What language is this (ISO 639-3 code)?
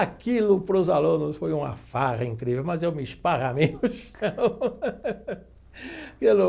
por